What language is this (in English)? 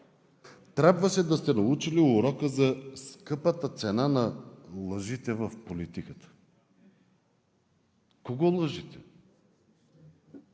Bulgarian